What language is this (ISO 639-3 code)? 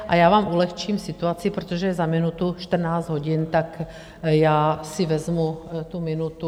ces